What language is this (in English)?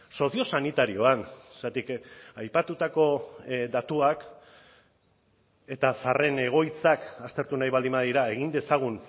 Basque